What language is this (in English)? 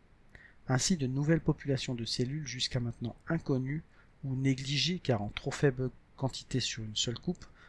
French